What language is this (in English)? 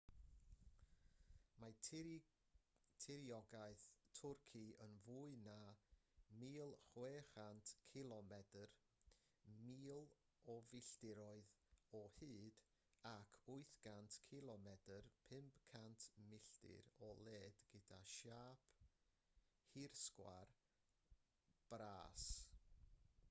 Welsh